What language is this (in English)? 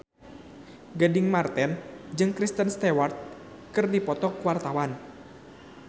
Sundanese